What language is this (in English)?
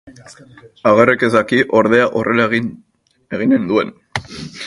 Basque